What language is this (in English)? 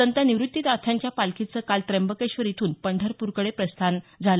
Marathi